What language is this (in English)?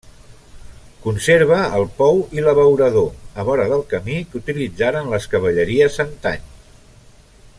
Catalan